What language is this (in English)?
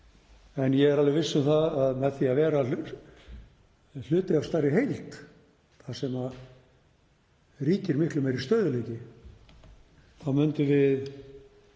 Icelandic